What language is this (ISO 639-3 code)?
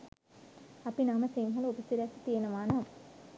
sin